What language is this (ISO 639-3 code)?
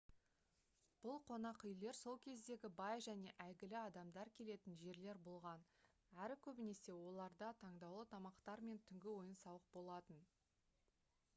kaz